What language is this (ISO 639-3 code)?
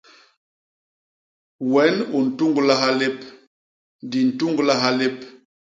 bas